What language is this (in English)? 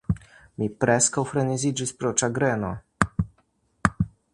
Esperanto